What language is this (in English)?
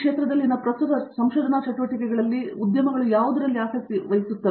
Kannada